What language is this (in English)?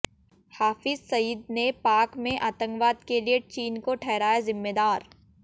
Hindi